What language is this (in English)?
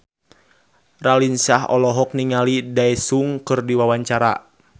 Sundanese